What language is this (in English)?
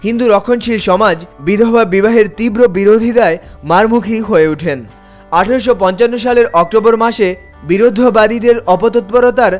Bangla